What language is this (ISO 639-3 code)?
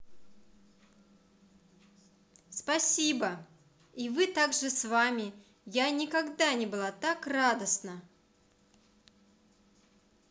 rus